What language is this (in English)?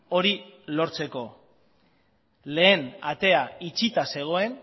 Basque